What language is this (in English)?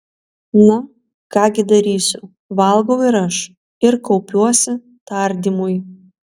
Lithuanian